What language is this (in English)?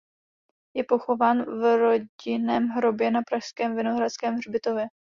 Czech